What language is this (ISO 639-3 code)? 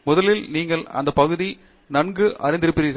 tam